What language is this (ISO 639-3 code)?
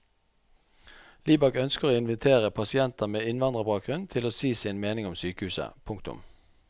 nor